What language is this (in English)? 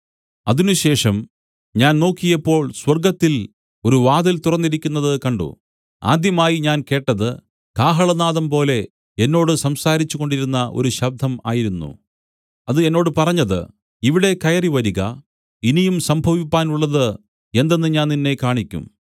Malayalam